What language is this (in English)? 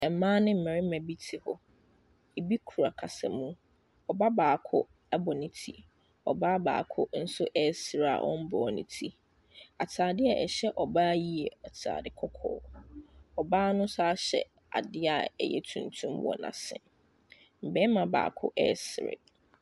Akan